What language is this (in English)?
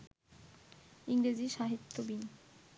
Bangla